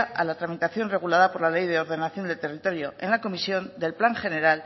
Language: Spanish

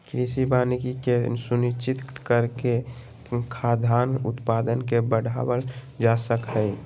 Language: Magahi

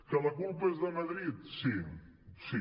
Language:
Catalan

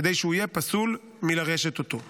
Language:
Hebrew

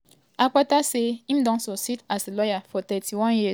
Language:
Nigerian Pidgin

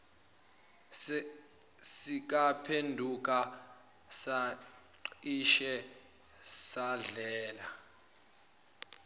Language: Zulu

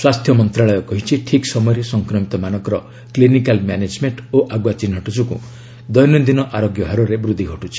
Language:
Odia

